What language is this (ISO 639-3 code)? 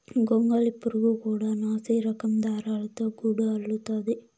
tel